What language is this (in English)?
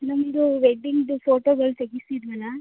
Kannada